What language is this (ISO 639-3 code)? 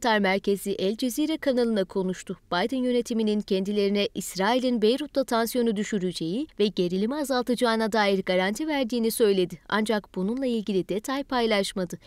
tur